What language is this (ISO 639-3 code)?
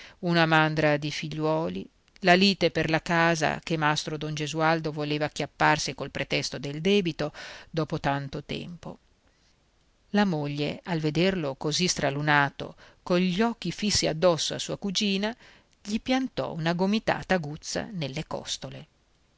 ita